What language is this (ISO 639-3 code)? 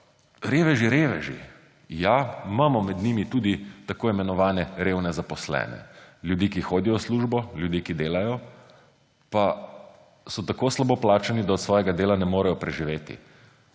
slv